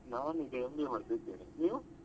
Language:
Kannada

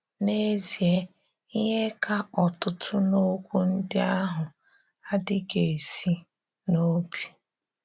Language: Igbo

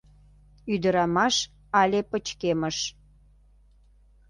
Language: Mari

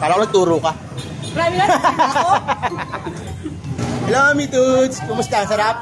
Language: Filipino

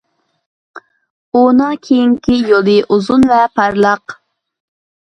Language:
Uyghur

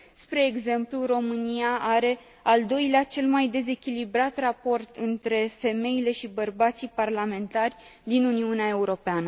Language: Romanian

